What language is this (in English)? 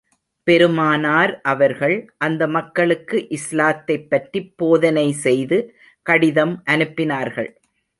Tamil